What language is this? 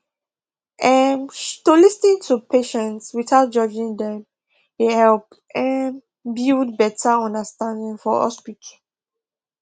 Nigerian Pidgin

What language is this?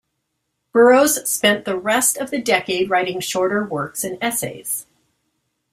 English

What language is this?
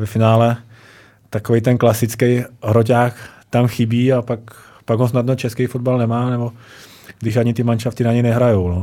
Czech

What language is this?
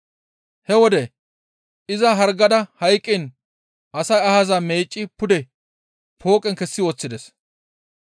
Gamo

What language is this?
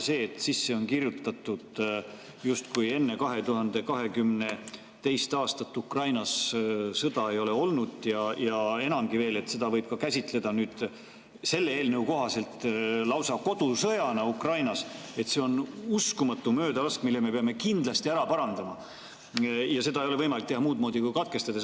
Estonian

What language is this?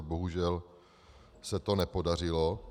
Czech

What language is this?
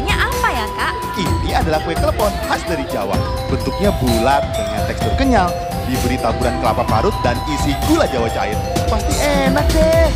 Indonesian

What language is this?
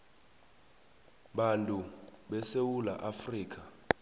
South Ndebele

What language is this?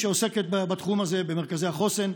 Hebrew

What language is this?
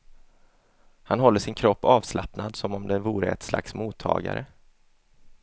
Swedish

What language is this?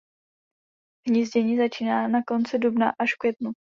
Czech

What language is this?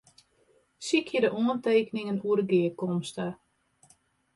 Western Frisian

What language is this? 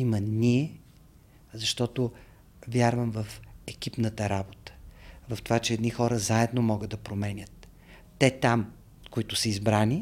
Bulgarian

